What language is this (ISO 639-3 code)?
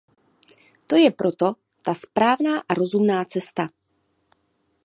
ces